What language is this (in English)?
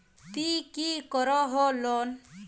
Magahi